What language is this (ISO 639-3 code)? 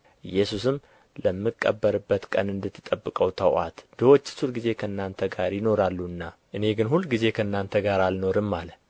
amh